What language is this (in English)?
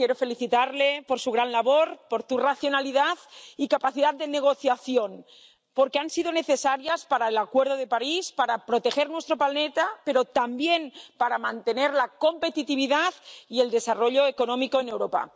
Spanish